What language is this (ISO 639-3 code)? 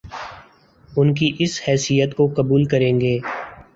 urd